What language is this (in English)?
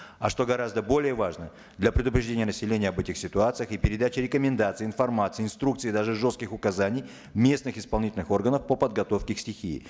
Kazakh